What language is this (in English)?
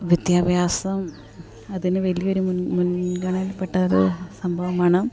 Malayalam